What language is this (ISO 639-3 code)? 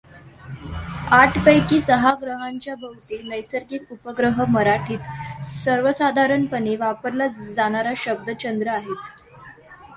mar